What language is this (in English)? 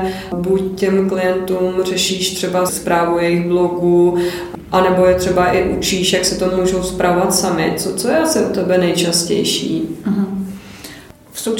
Czech